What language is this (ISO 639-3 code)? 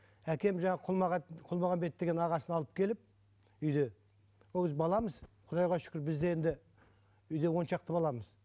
kaz